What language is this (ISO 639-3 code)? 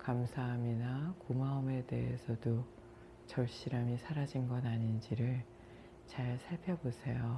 kor